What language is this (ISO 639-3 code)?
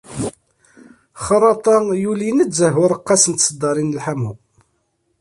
kab